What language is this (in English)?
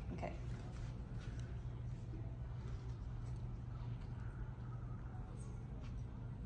English